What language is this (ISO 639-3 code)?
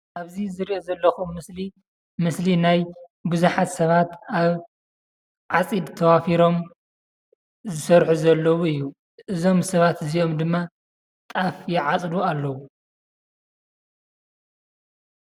tir